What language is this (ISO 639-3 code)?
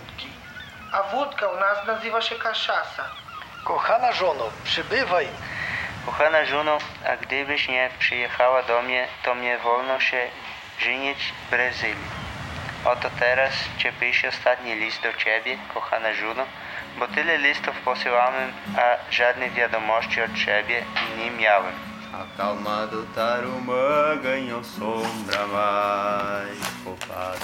pol